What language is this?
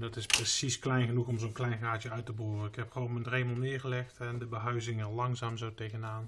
Dutch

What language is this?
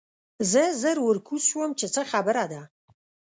Pashto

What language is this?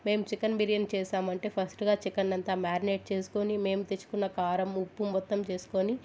Telugu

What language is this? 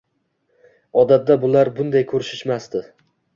Uzbek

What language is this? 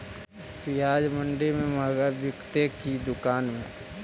Magahi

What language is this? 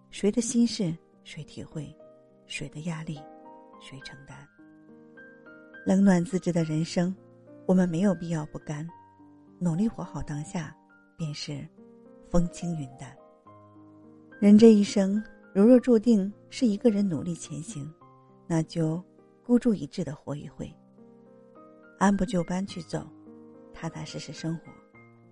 Chinese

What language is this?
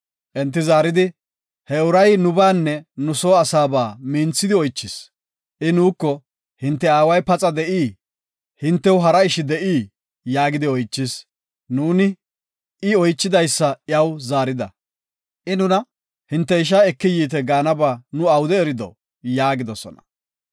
Gofa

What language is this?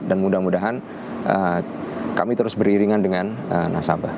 Indonesian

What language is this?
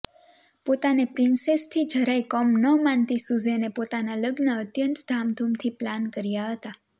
Gujarati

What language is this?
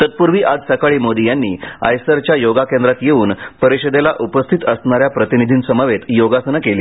Marathi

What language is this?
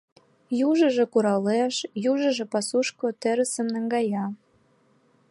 Mari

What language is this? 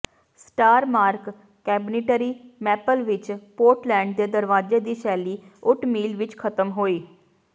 Punjabi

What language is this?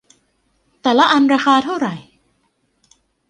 Thai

